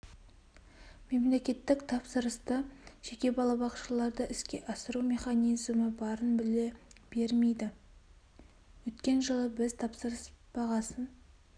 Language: Kazakh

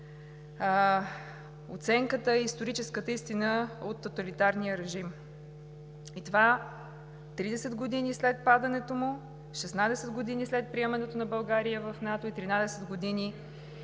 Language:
Bulgarian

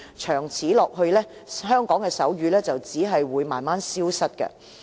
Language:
Cantonese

